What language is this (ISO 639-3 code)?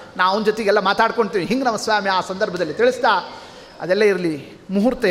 kan